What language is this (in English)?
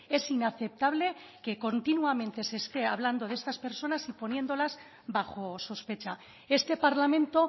Spanish